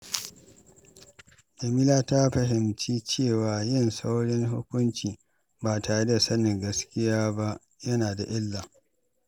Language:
Hausa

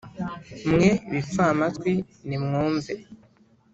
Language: Kinyarwanda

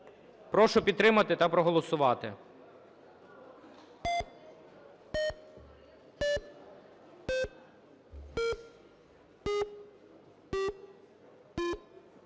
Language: Ukrainian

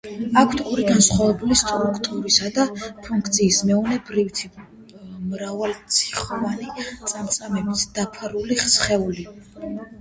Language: Georgian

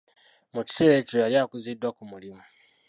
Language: Ganda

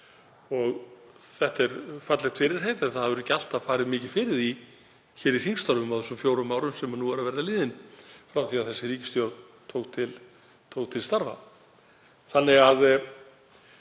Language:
Icelandic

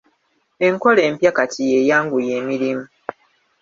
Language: Ganda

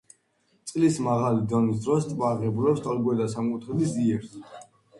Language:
Georgian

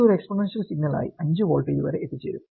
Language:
Malayalam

